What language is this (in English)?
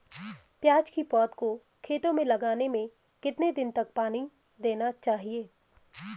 Hindi